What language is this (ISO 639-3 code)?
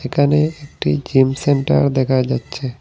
ben